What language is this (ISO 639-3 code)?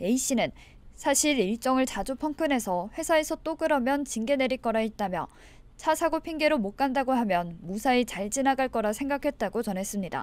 kor